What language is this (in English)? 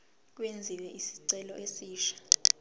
Zulu